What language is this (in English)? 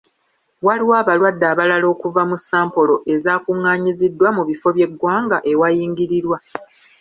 Ganda